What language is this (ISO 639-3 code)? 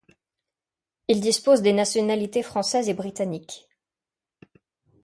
fra